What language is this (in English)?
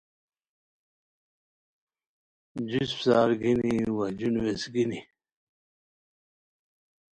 Khowar